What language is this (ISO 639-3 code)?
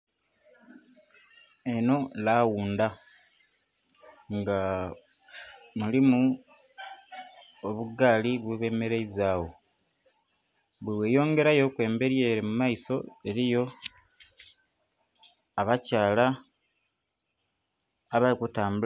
xog